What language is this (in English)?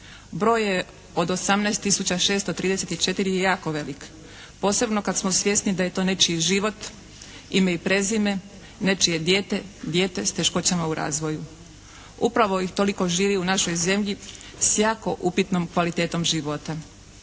Croatian